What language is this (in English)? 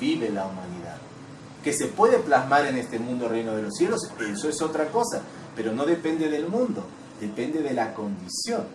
Spanish